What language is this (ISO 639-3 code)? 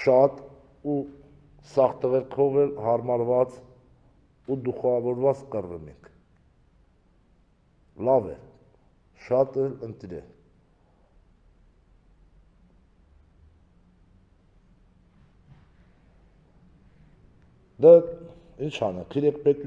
tur